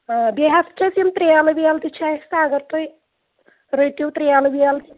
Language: Kashmiri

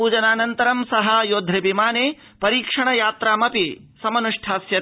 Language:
Sanskrit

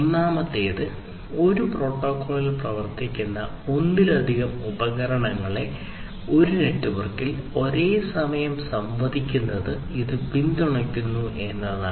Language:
Malayalam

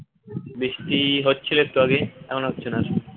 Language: Bangla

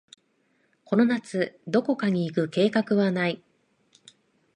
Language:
Japanese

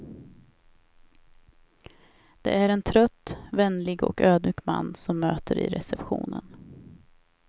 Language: Swedish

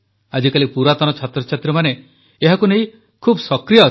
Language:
Odia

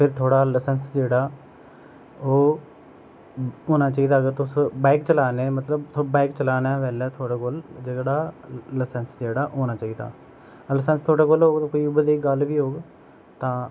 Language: Dogri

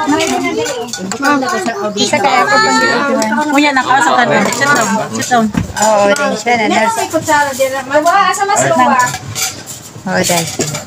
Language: Filipino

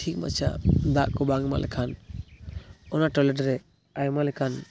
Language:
Santali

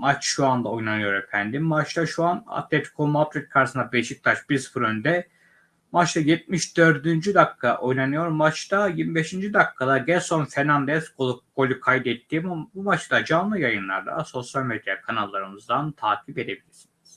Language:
Turkish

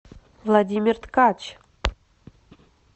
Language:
Russian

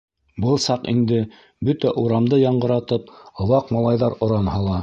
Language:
Bashkir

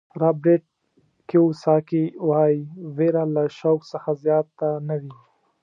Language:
Pashto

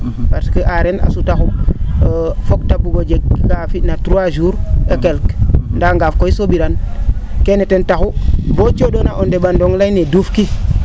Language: Serer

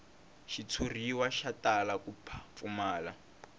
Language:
Tsonga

